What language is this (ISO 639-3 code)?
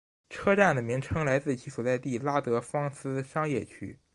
zho